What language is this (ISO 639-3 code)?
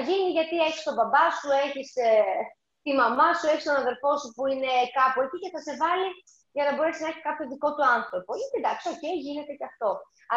ell